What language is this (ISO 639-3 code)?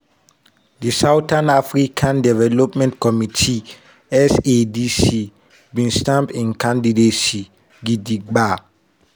pcm